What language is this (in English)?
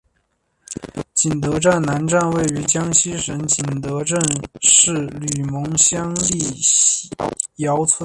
Chinese